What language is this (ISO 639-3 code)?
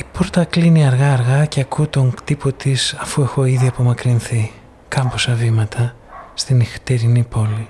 ell